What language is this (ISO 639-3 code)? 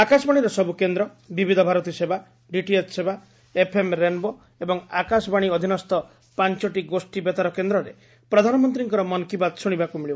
ori